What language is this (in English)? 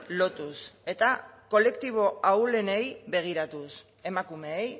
Basque